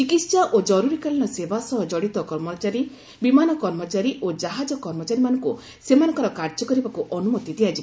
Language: Odia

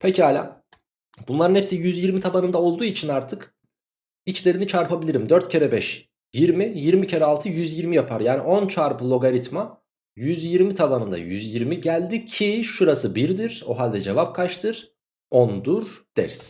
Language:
Turkish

